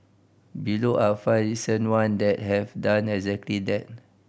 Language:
English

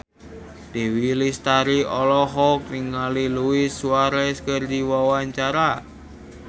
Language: Sundanese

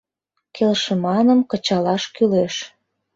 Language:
Mari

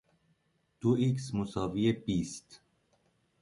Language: Persian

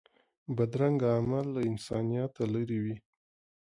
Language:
Pashto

